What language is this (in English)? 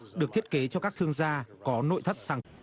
Vietnamese